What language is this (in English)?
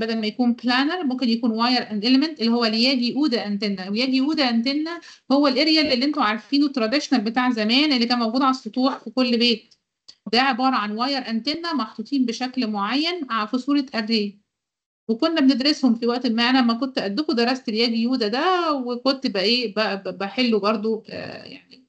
Arabic